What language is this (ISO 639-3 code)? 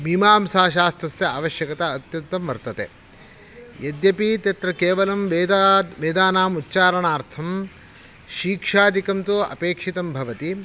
san